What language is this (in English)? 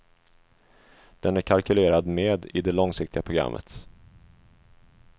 Swedish